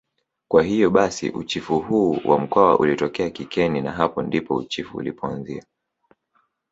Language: Swahili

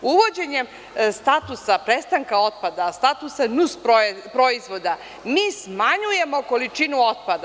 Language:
Serbian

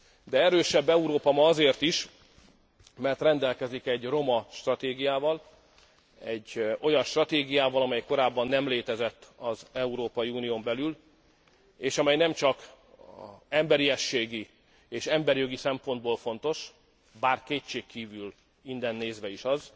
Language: Hungarian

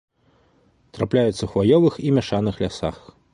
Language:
Belarusian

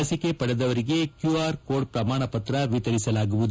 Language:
Kannada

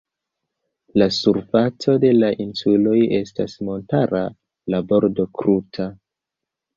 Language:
Esperanto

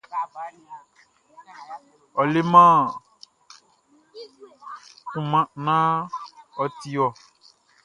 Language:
Baoulé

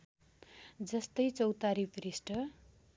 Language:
Nepali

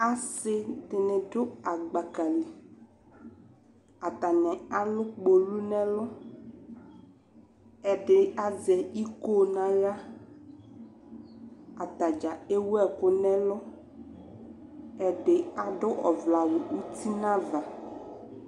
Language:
Ikposo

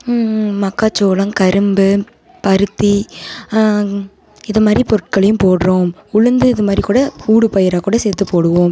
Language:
Tamil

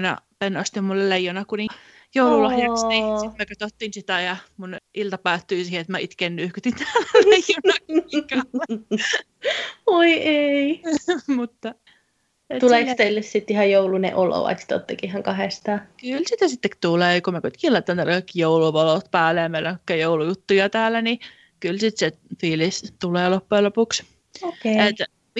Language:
Finnish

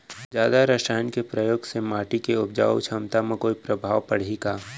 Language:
Chhattisgarhi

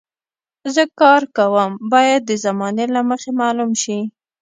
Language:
Pashto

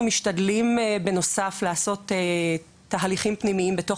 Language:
Hebrew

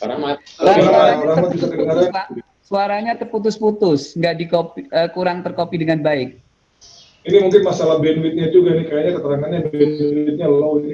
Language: Indonesian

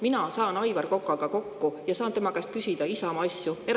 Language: Estonian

